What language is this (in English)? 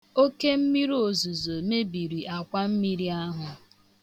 Igbo